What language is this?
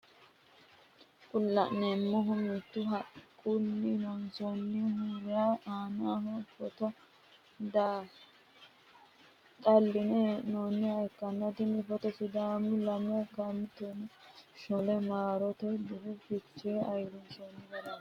Sidamo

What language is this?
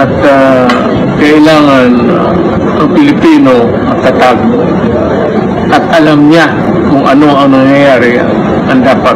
Filipino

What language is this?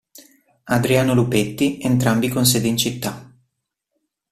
Italian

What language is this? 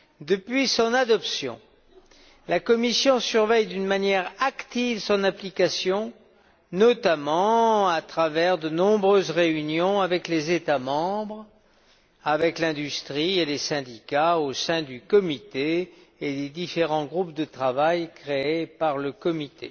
French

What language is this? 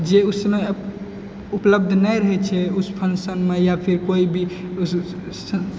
Maithili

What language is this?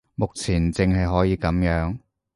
Cantonese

